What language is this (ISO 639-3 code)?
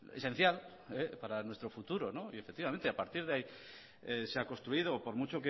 spa